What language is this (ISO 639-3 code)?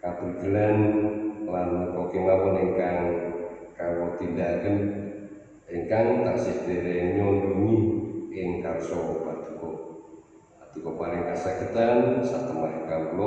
ind